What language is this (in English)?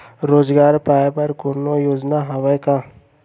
Chhattisgarhi